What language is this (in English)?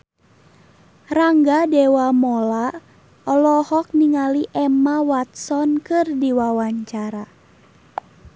Sundanese